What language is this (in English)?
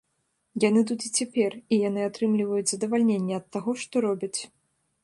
Belarusian